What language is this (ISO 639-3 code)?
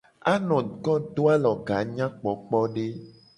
gej